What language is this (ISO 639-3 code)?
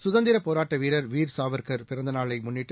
tam